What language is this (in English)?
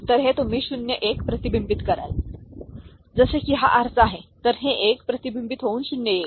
Marathi